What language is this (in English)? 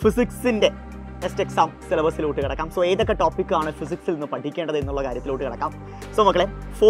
English